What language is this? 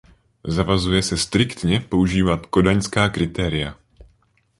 Czech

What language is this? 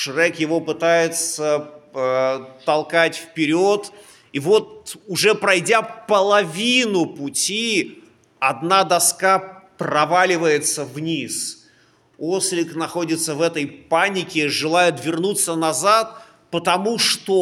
Russian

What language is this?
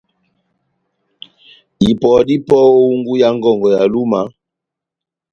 Batanga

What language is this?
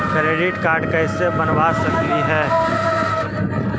Magahi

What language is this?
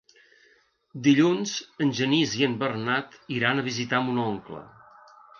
Catalan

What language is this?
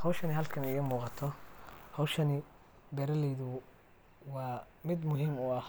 Somali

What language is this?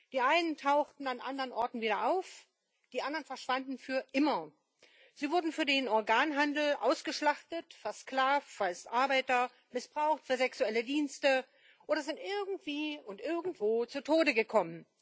German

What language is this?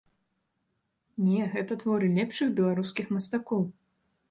Belarusian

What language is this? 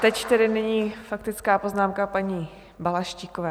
Czech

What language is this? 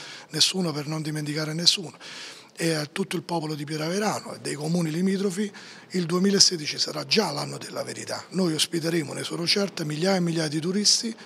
Italian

